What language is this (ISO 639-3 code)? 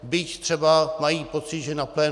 ces